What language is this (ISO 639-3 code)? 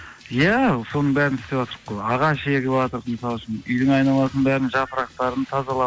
kaz